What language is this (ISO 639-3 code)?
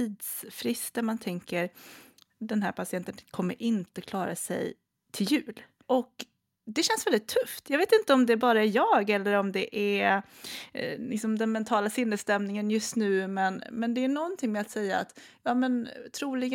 swe